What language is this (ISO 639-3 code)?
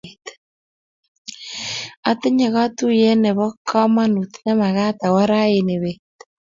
kln